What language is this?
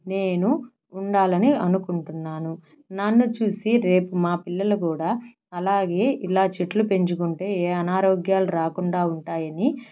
Telugu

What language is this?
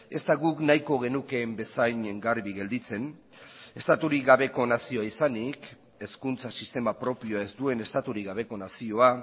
Basque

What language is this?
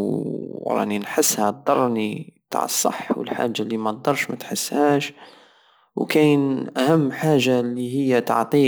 Algerian Saharan Arabic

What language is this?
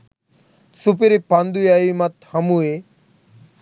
Sinhala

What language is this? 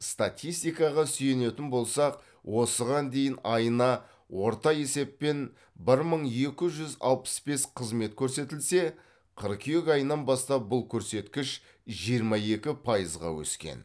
Kazakh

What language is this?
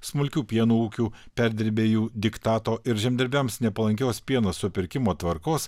Lithuanian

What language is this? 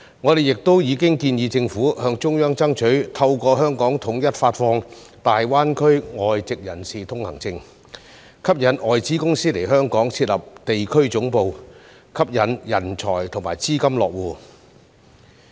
Cantonese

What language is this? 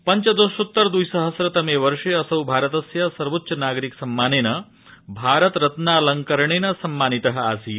Sanskrit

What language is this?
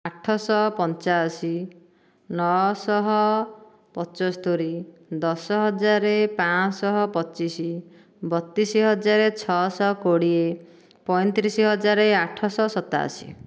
Odia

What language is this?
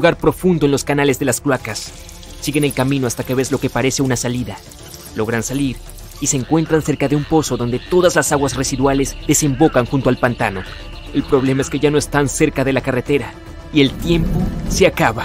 Spanish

